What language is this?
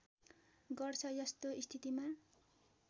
Nepali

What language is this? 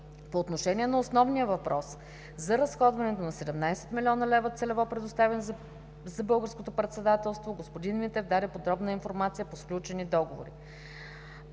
Bulgarian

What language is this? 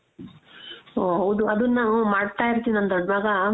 Kannada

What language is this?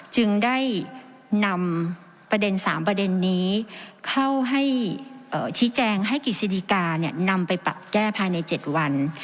Thai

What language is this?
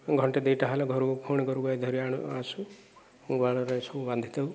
Odia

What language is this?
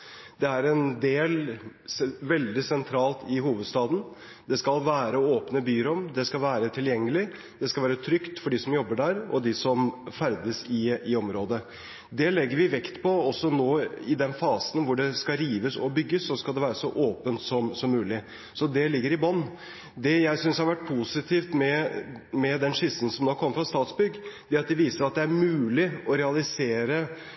Norwegian Bokmål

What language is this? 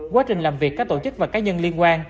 Vietnamese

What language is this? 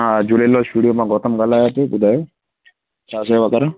Sindhi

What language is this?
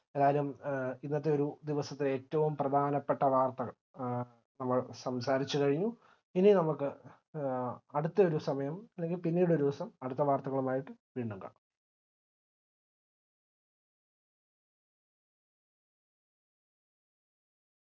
Malayalam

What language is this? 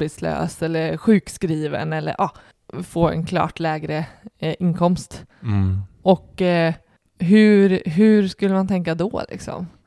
Swedish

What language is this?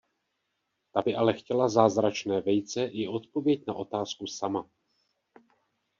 Czech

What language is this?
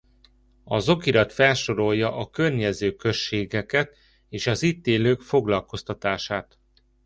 Hungarian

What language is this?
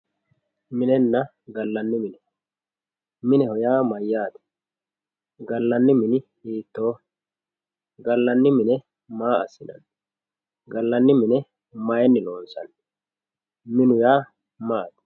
Sidamo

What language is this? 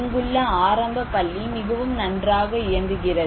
Tamil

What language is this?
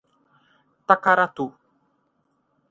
Portuguese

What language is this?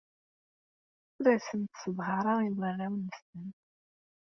Kabyle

